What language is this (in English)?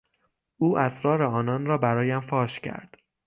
Persian